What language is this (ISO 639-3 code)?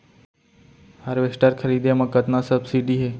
hne